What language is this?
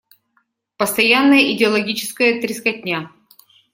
Russian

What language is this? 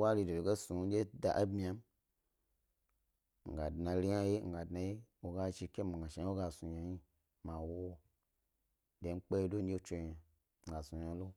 Gbari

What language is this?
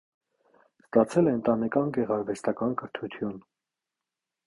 Armenian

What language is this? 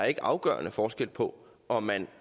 Danish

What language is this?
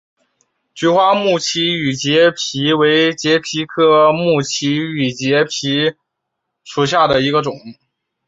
Chinese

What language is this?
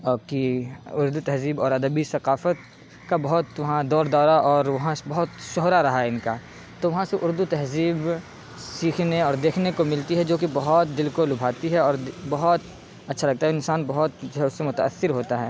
Urdu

